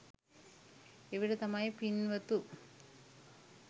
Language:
Sinhala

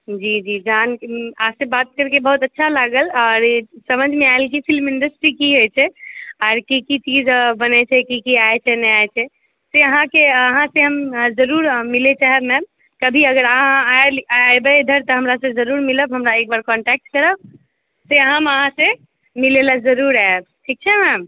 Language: Maithili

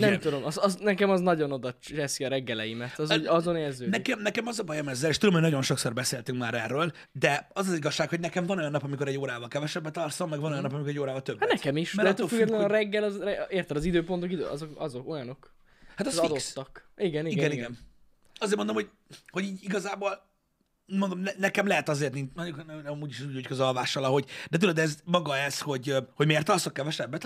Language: Hungarian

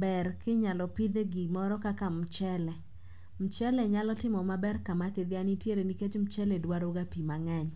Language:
Luo (Kenya and Tanzania)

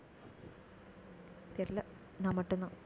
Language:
Tamil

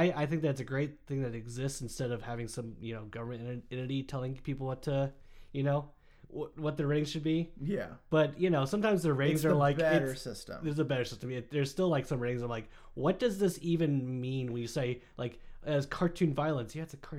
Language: English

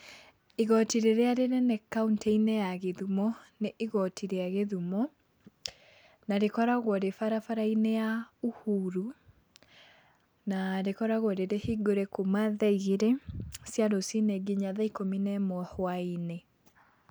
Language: Kikuyu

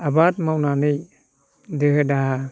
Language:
Bodo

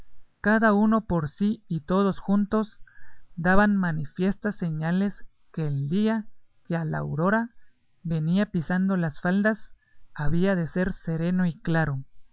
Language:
Spanish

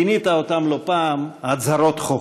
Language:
Hebrew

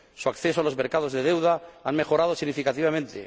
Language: Spanish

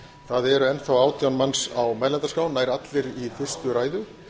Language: Icelandic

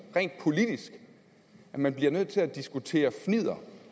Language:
Danish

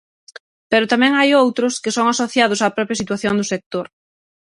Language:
Galician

